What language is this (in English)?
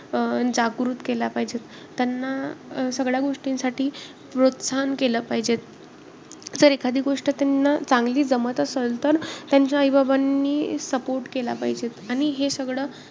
Marathi